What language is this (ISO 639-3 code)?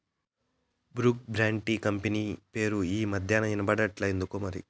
tel